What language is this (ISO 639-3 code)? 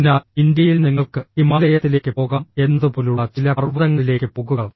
mal